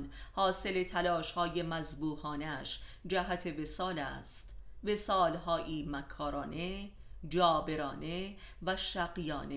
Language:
Persian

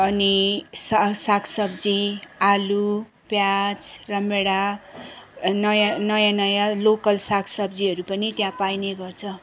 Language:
Nepali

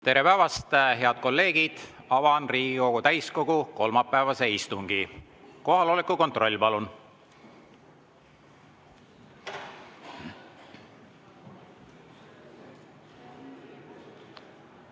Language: Estonian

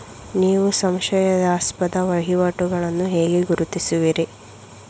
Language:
Kannada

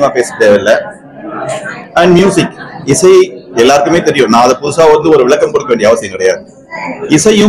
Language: Tamil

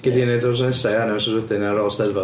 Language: Welsh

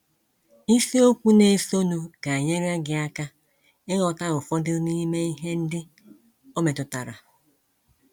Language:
Igbo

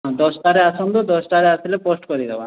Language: Odia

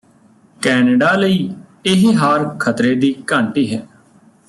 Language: Punjabi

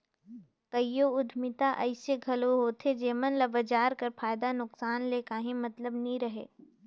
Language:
Chhattisgarhi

